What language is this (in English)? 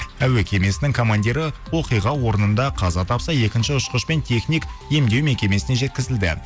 Kazakh